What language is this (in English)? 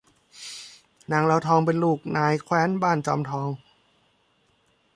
Thai